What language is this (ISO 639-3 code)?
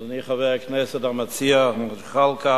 heb